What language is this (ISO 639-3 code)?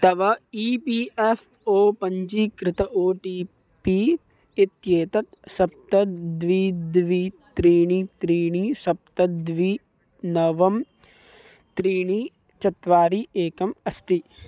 san